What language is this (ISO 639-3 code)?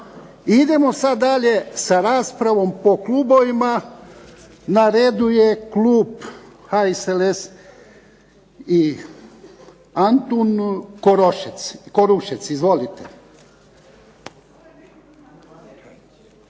hrv